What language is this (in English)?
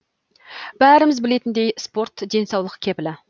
Kazakh